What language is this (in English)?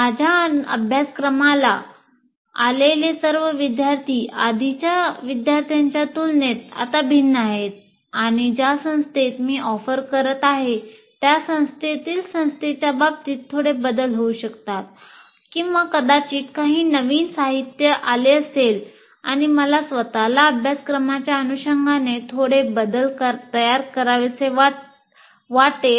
Marathi